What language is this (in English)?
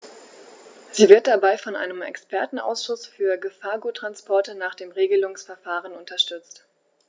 German